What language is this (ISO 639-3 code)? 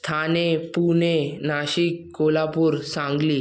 snd